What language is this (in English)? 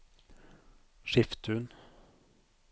Norwegian